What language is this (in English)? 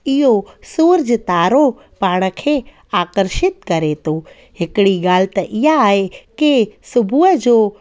Sindhi